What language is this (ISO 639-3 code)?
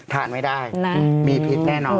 tha